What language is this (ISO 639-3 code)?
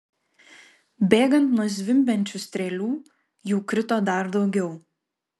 lit